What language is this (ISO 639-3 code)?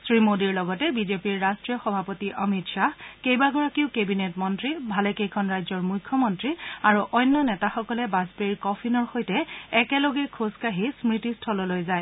asm